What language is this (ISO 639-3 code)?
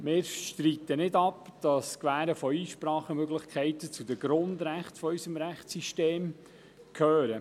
gsw